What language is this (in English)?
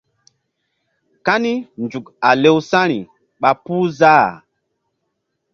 Mbum